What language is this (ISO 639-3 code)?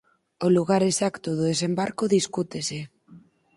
glg